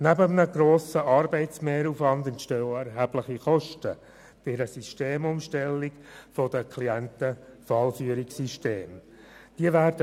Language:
Swiss German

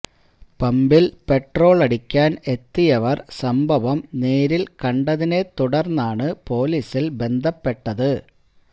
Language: Malayalam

